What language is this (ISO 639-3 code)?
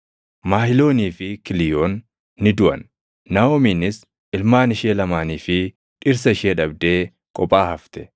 orm